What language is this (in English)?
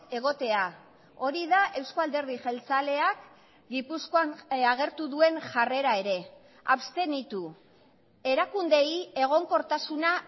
Basque